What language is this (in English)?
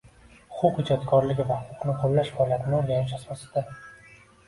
Uzbek